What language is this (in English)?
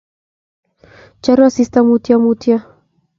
Kalenjin